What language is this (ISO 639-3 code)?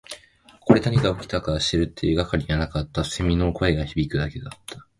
jpn